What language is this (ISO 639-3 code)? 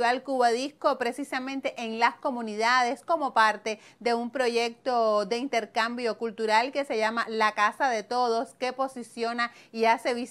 spa